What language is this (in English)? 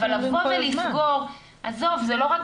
Hebrew